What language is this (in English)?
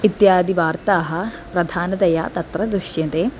Sanskrit